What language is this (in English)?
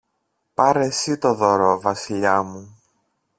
Greek